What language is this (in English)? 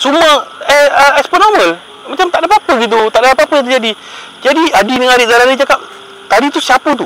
Malay